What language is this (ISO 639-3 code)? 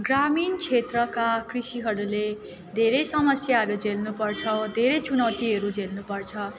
nep